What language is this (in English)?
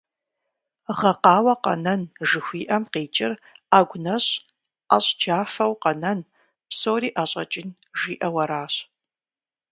Kabardian